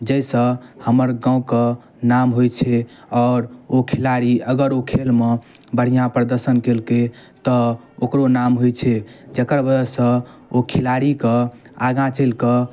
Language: Maithili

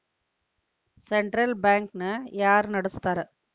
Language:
Kannada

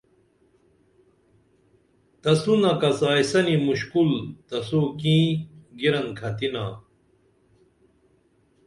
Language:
Dameli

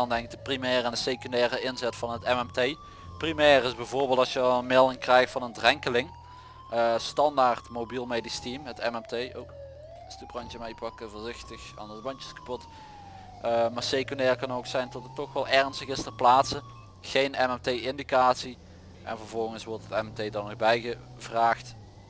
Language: Dutch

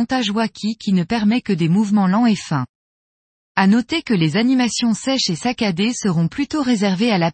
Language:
French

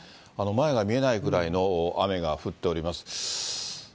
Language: Japanese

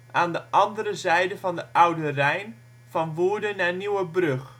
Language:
Dutch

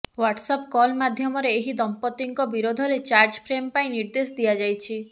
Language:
Odia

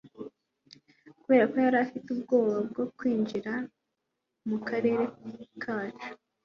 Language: Kinyarwanda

